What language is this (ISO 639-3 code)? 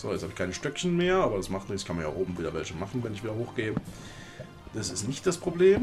deu